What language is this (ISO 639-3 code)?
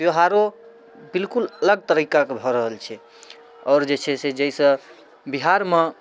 mai